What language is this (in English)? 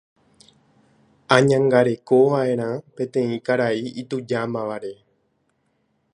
Guarani